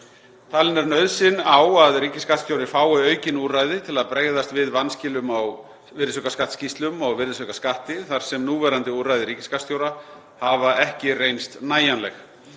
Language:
Icelandic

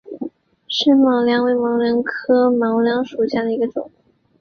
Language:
Chinese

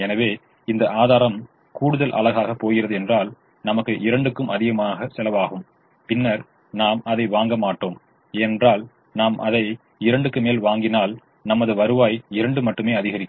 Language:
Tamil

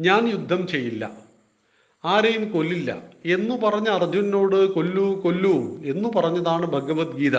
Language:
Malayalam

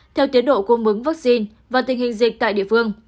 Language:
Vietnamese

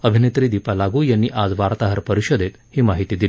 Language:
Marathi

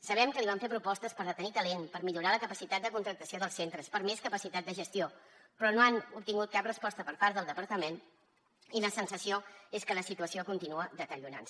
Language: Catalan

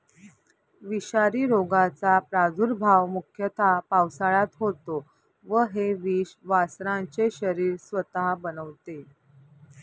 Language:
Marathi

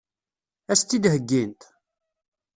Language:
Kabyle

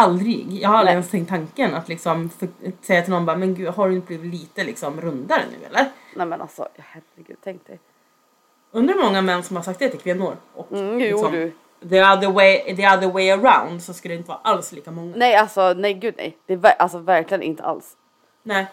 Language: Swedish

